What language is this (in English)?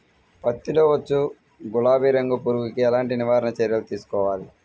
Telugu